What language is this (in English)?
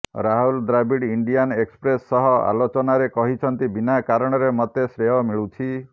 Odia